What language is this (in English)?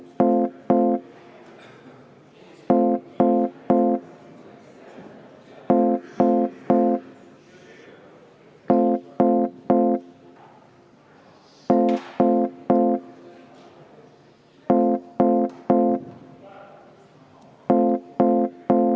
Estonian